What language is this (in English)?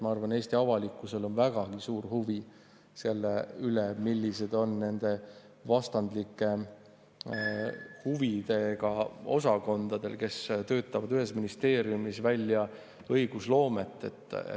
Estonian